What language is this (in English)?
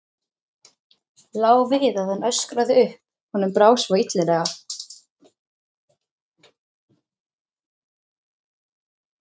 Icelandic